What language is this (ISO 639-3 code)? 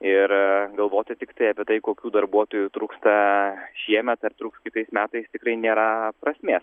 lit